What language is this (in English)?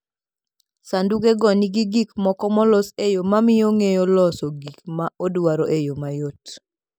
Luo (Kenya and Tanzania)